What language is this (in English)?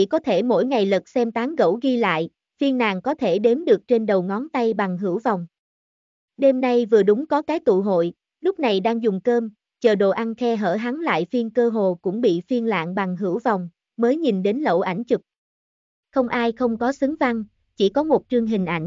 Vietnamese